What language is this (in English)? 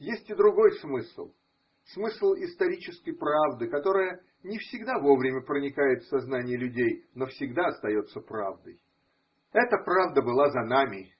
Russian